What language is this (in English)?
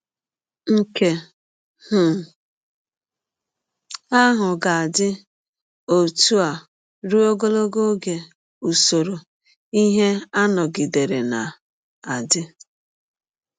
Igbo